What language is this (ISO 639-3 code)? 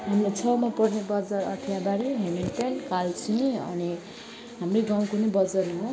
nep